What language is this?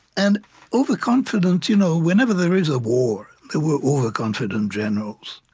English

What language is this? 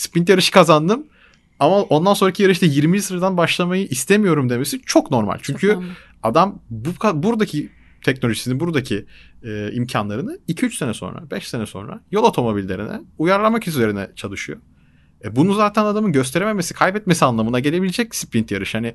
Turkish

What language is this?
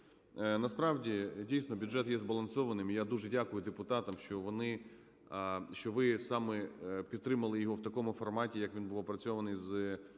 Ukrainian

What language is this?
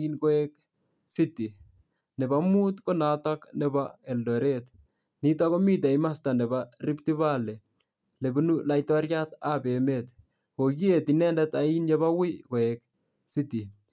Kalenjin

